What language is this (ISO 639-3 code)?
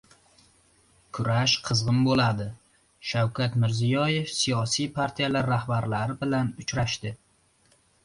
uzb